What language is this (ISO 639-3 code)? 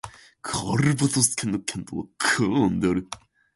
jpn